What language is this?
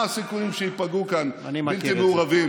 Hebrew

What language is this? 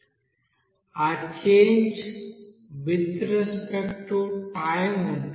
Telugu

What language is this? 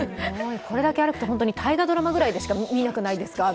Japanese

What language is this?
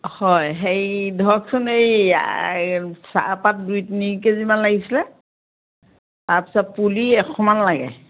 Assamese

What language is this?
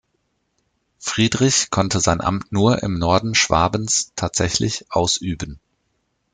German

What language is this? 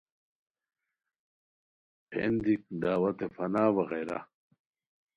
Khowar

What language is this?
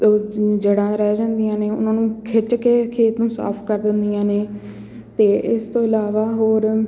Punjabi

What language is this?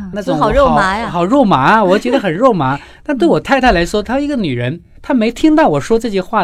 Chinese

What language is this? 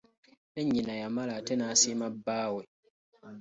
Ganda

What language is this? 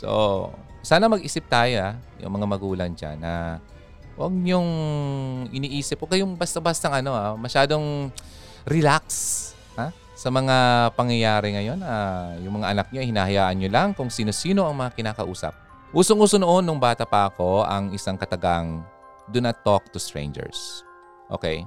Filipino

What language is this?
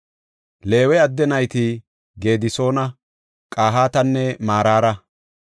Gofa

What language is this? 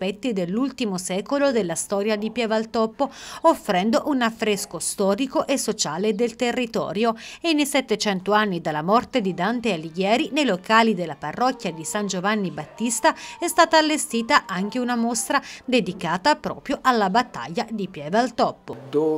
Italian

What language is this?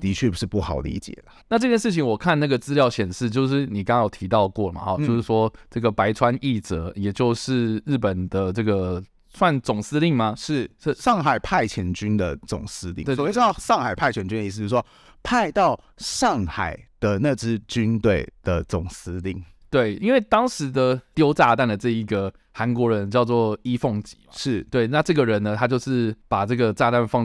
Chinese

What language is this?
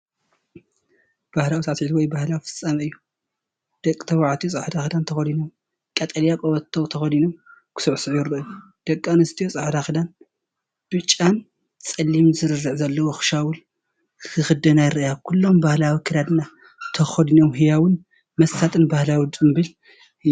Tigrinya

